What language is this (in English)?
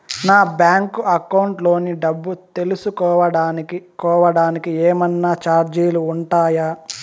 Telugu